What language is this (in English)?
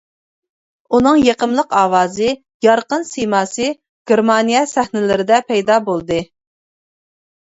Uyghur